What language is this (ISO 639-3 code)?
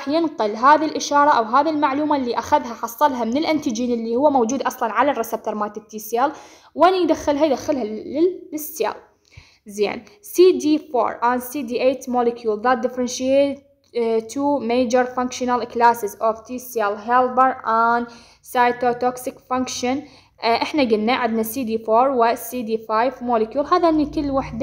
ara